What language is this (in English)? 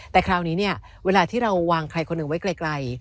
Thai